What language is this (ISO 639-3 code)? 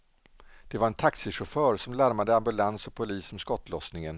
swe